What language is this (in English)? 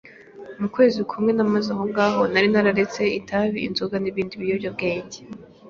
Kinyarwanda